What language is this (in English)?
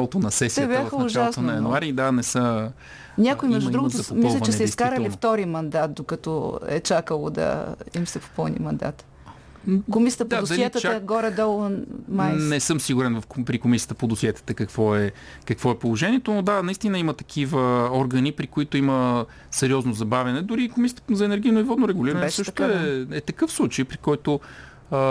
Bulgarian